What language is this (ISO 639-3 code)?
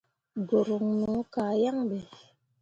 mua